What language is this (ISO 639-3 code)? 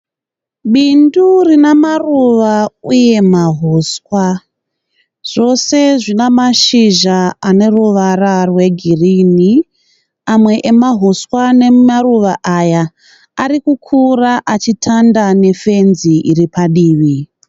sna